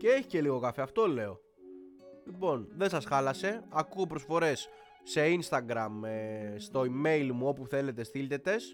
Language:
Greek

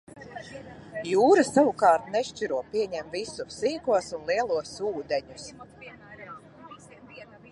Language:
Latvian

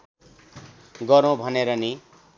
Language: Nepali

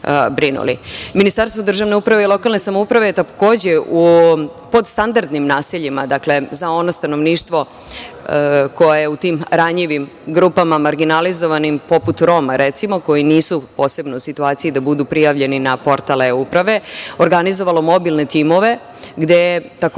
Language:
Serbian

